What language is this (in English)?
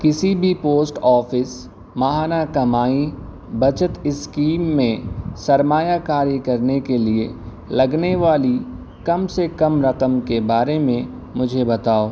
Urdu